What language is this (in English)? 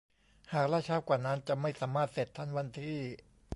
Thai